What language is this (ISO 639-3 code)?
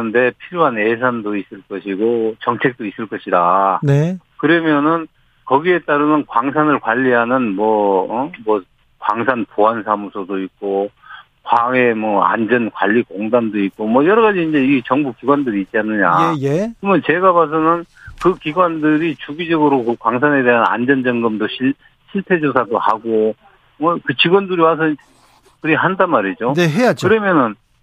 kor